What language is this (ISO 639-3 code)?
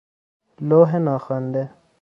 fas